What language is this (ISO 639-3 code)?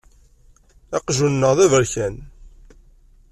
kab